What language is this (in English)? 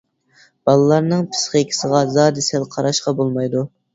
Uyghur